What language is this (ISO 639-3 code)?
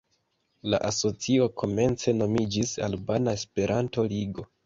epo